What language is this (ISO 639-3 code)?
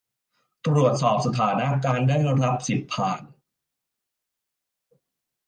tha